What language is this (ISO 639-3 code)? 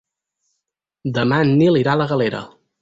cat